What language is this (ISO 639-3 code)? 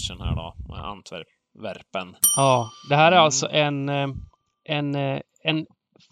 swe